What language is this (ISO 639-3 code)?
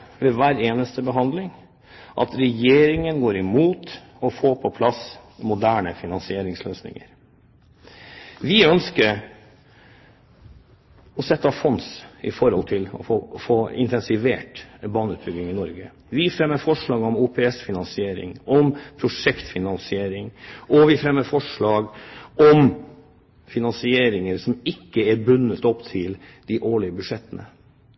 nob